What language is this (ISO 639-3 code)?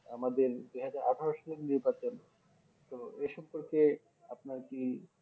ben